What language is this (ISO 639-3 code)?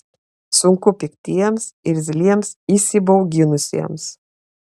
lit